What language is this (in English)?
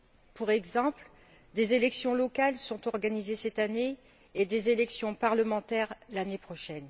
French